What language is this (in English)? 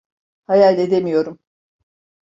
Turkish